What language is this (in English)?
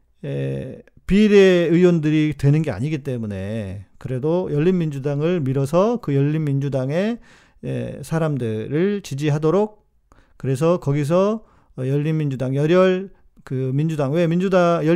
Korean